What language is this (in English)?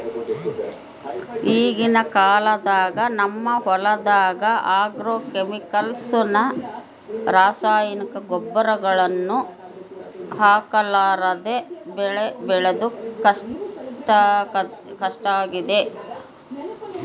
Kannada